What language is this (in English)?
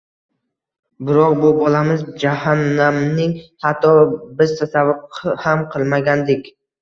Uzbek